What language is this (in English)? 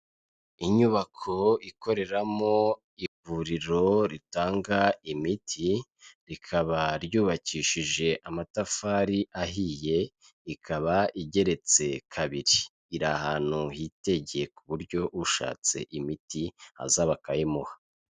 Kinyarwanda